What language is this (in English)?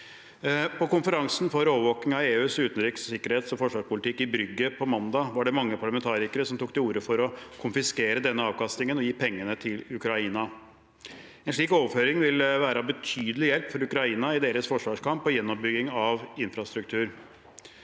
Norwegian